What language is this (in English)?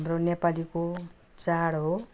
Nepali